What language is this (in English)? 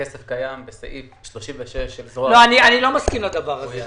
Hebrew